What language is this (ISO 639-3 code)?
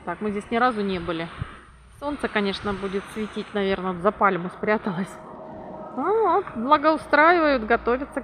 rus